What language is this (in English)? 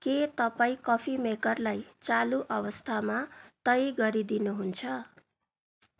Nepali